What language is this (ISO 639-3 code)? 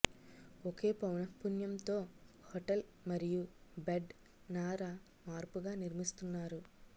tel